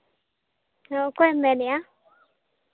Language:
Santali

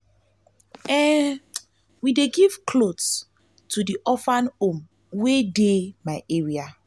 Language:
Nigerian Pidgin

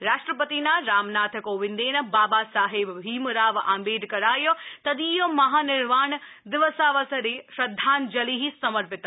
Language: Sanskrit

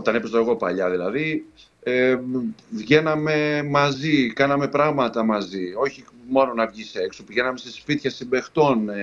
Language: Greek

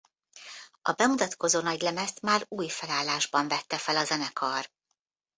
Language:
Hungarian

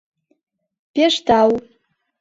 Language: Mari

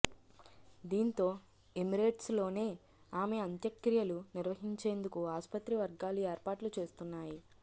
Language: Telugu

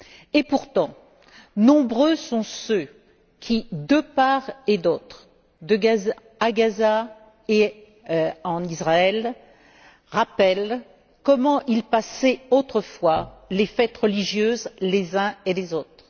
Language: French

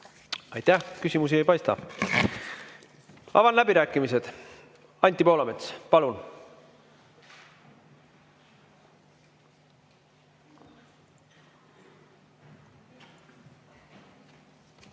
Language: Estonian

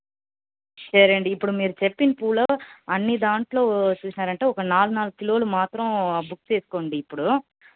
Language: Telugu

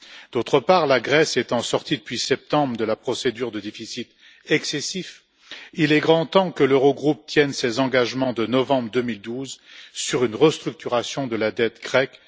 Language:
French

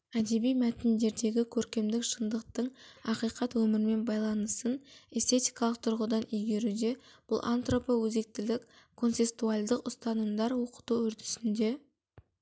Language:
Kazakh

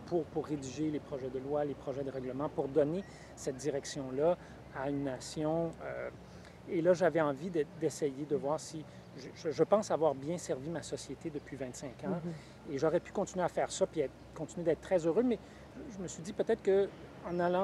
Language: French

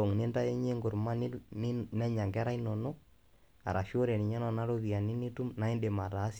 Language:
Masai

